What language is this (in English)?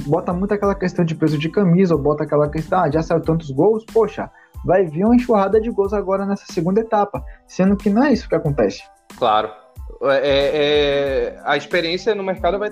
Portuguese